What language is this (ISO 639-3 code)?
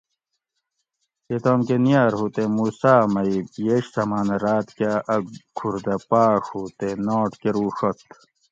gwc